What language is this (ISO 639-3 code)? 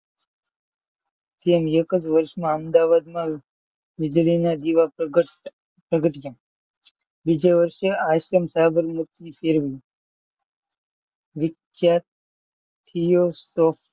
guj